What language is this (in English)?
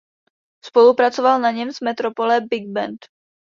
Czech